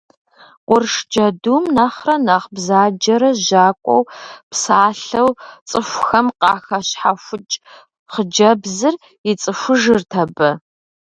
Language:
Kabardian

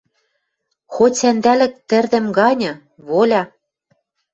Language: Western Mari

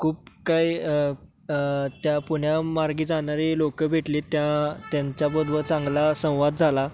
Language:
Marathi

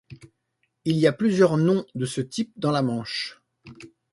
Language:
French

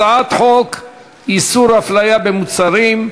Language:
Hebrew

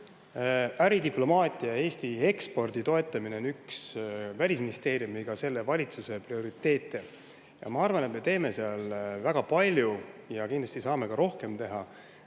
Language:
Estonian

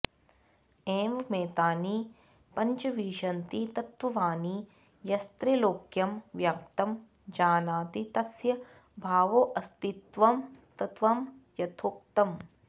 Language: Sanskrit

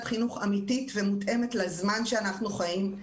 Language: Hebrew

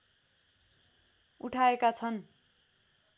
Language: Nepali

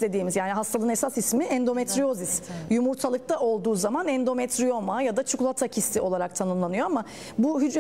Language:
Turkish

